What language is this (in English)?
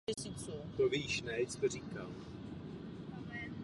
Czech